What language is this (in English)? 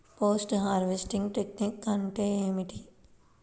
Telugu